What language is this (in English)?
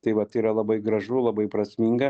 Lithuanian